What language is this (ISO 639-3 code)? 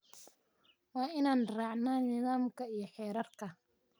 som